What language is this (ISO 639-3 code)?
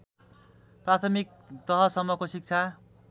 nep